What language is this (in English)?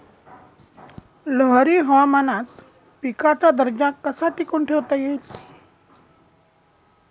Marathi